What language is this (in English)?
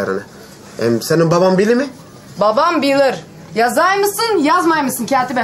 Turkish